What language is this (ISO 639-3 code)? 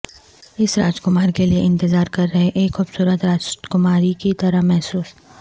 urd